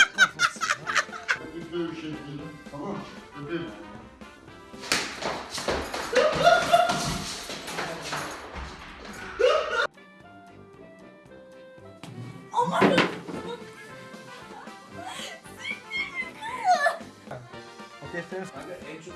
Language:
Turkish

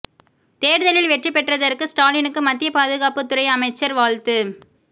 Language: Tamil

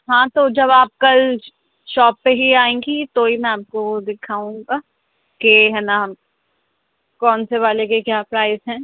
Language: Urdu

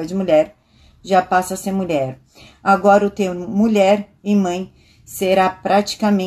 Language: Portuguese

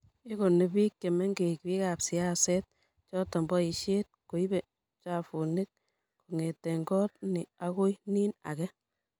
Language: Kalenjin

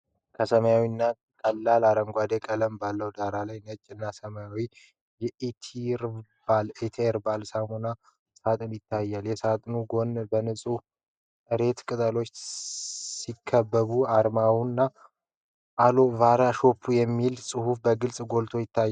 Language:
Amharic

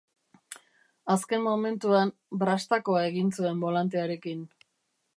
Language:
Basque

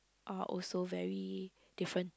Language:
English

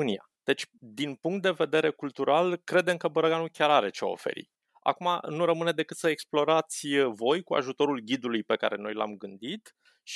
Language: Romanian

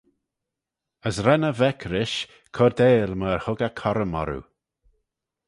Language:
Manx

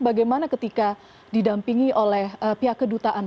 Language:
Indonesian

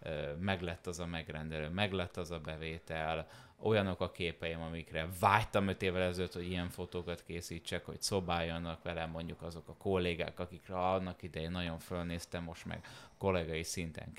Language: Hungarian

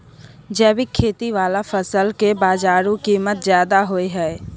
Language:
Maithili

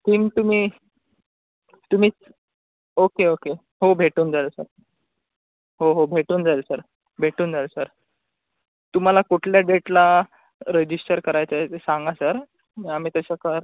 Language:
Marathi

